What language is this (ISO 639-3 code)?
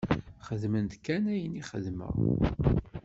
kab